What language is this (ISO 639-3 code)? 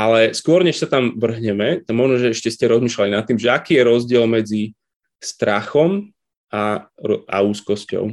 slk